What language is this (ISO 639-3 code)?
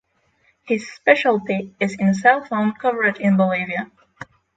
eng